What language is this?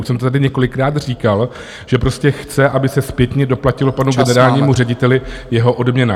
Czech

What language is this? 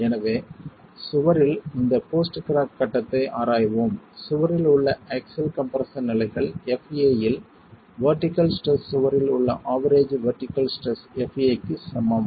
Tamil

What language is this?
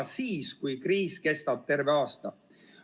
Estonian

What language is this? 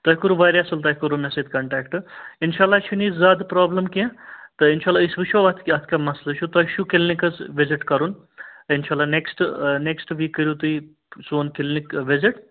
Kashmiri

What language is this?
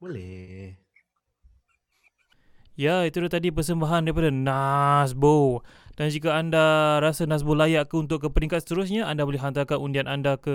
Malay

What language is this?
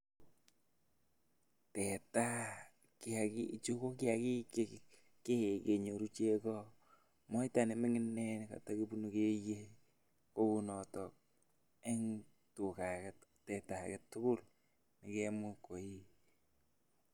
Kalenjin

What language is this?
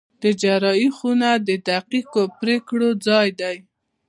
Pashto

